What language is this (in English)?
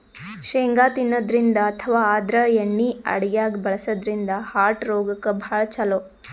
Kannada